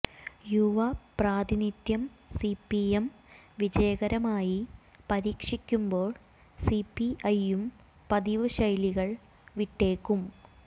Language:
Malayalam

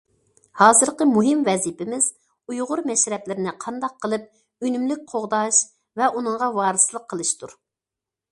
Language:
Uyghur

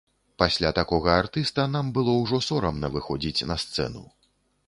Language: Belarusian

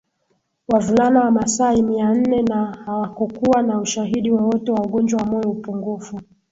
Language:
Swahili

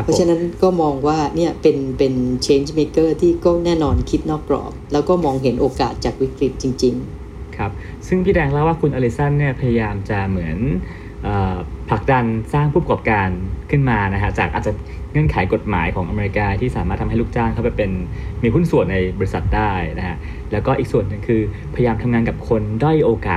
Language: Thai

